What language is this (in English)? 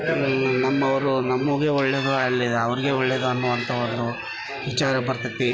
Kannada